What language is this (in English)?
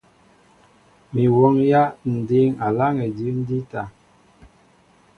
Mbo (Cameroon)